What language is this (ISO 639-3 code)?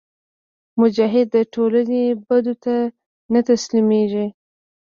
pus